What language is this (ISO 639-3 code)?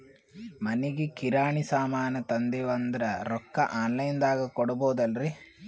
kan